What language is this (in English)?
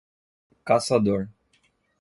Portuguese